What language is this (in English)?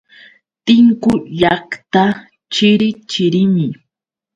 Yauyos Quechua